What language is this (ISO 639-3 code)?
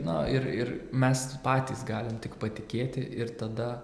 lit